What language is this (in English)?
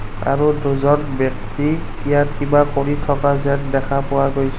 Assamese